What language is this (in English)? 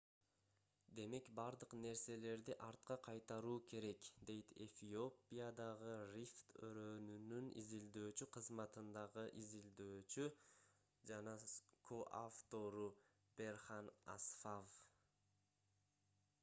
Kyrgyz